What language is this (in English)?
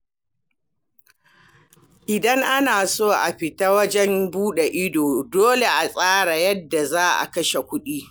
Hausa